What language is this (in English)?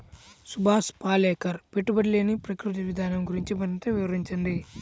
Telugu